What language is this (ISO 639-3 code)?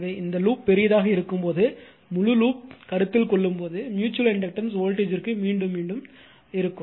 tam